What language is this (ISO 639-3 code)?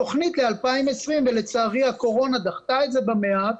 heb